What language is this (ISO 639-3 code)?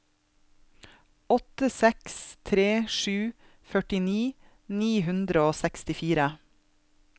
nor